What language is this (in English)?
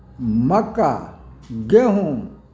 Maithili